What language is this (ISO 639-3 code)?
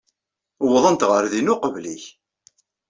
kab